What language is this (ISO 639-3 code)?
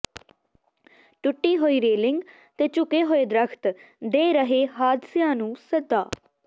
pan